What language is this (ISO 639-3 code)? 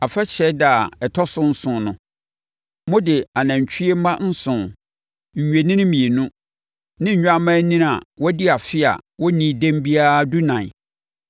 aka